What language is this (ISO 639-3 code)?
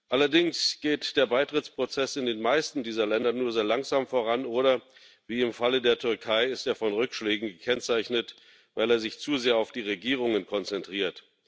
deu